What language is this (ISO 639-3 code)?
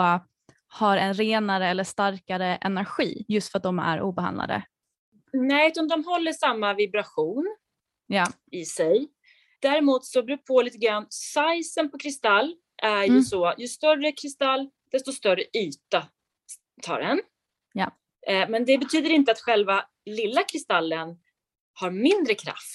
swe